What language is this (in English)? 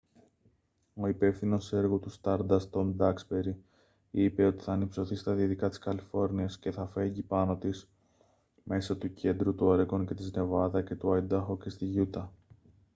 Greek